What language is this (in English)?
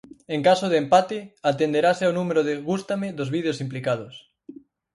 Galician